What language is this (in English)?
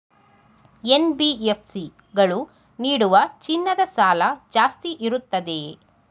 Kannada